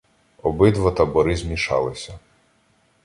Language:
Ukrainian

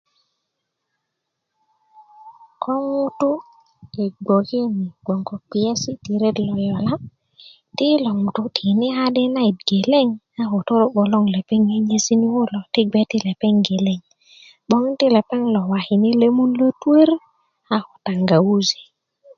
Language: Kuku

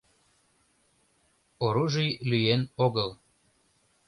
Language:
Mari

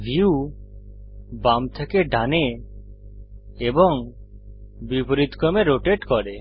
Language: Bangla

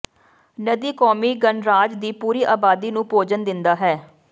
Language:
Punjabi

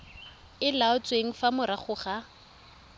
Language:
Tswana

